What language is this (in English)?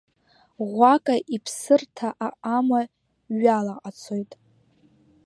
Abkhazian